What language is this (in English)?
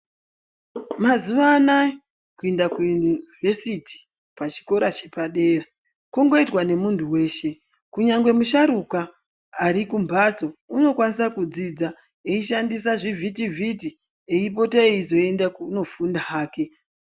Ndau